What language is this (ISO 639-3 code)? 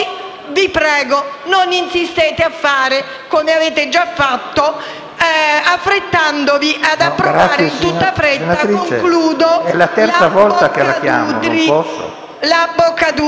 ita